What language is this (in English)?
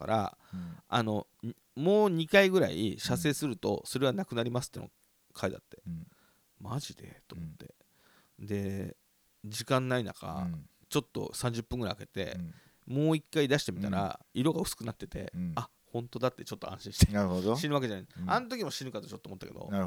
Japanese